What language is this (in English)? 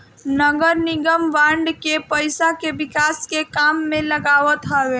Bhojpuri